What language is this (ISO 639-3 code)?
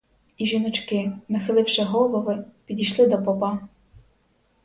ukr